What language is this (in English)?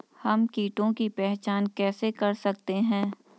Hindi